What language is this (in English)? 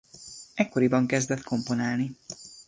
Hungarian